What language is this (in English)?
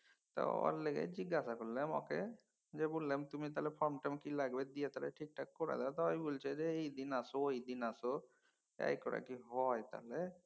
Bangla